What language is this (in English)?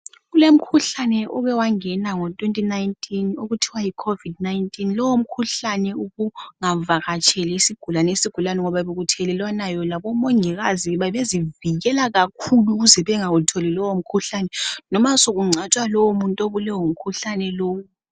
North Ndebele